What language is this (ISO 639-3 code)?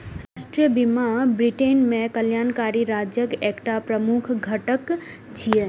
mai